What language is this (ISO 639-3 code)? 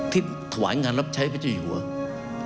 tha